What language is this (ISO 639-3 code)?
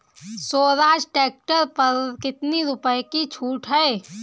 hin